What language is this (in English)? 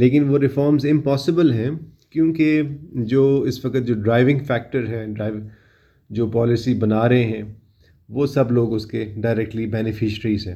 Urdu